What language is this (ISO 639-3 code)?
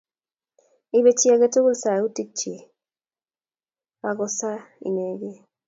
kln